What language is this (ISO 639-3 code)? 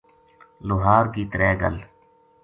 gju